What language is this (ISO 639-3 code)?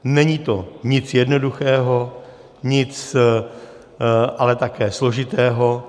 ces